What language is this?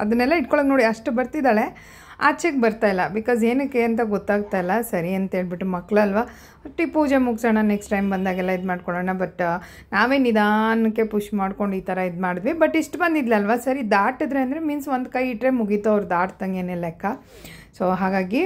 Kannada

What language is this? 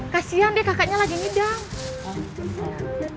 Indonesian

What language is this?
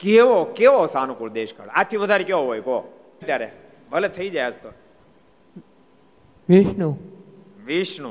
Gujarati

